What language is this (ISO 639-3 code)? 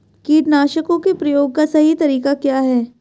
hin